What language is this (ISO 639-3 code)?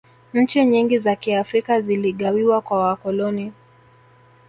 swa